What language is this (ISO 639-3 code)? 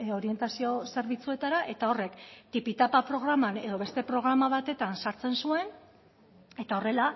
eus